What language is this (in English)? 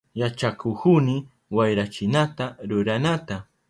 Southern Pastaza Quechua